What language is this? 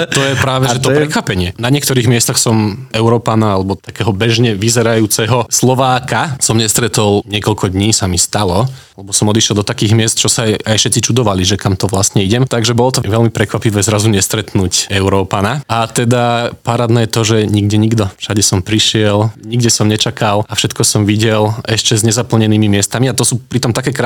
Slovak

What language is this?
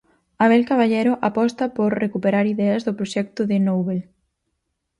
Galician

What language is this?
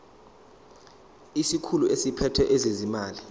Zulu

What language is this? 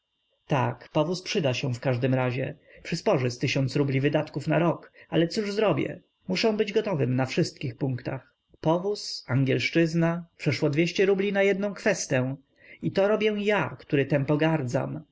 Polish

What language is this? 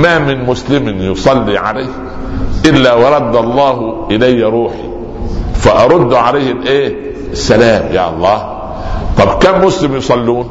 Arabic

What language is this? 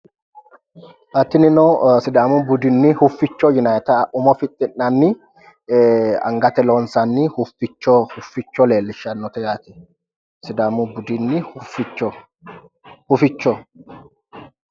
Sidamo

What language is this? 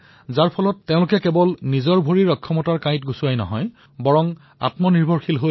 Assamese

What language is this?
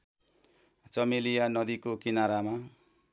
Nepali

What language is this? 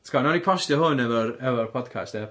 Welsh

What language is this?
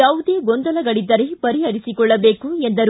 Kannada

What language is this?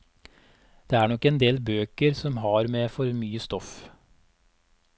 Norwegian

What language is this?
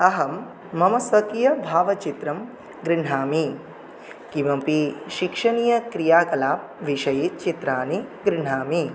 Sanskrit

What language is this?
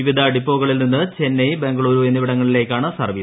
Malayalam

